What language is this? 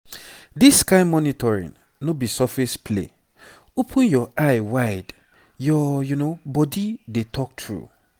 Nigerian Pidgin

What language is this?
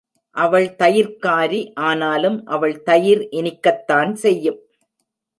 Tamil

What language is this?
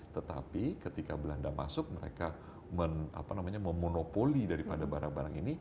Indonesian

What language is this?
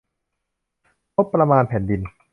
Thai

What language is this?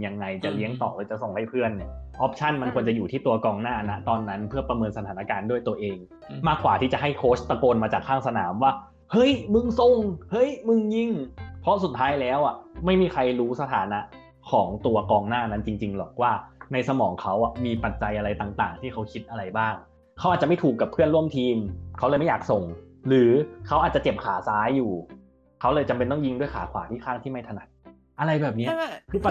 Thai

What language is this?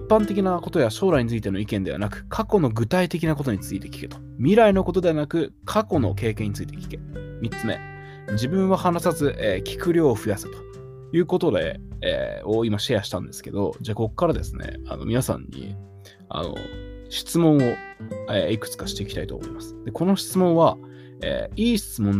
Japanese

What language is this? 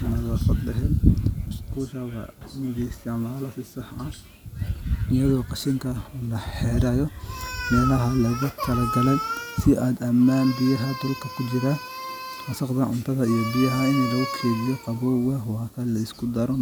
Somali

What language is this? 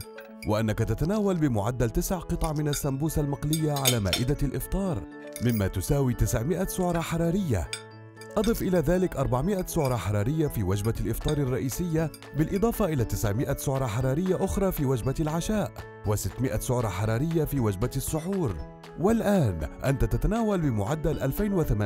Arabic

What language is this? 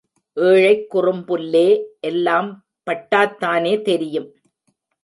Tamil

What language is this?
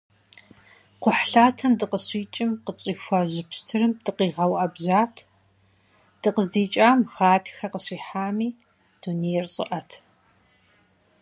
Kabardian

